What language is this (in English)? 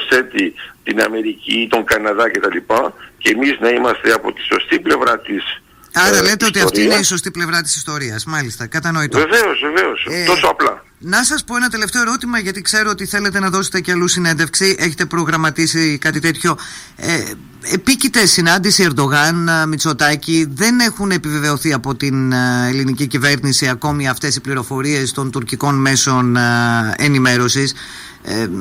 Greek